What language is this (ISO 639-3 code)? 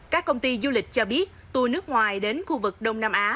vie